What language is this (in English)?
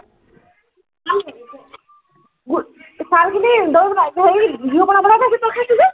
Assamese